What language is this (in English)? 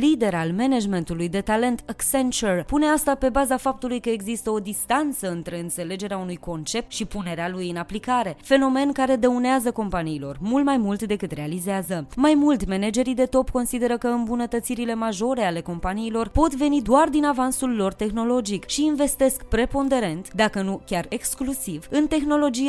Romanian